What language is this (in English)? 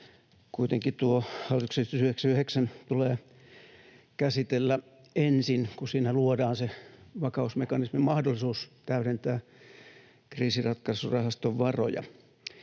Finnish